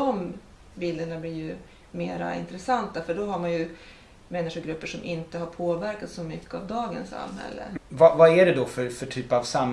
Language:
Swedish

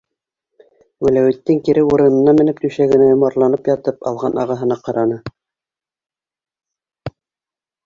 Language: Bashkir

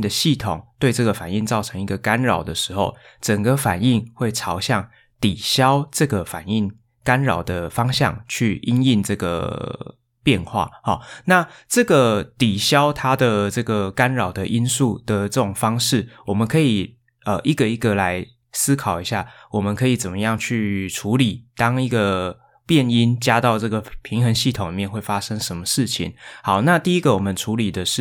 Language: Chinese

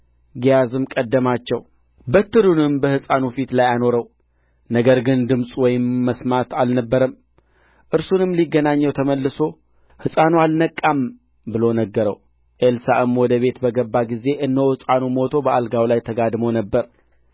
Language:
Amharic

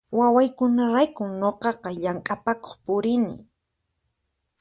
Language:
Puno Quechua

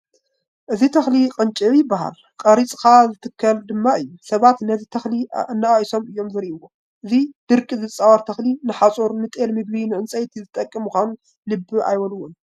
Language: Tigrinya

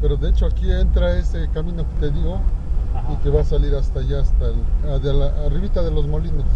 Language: Spanish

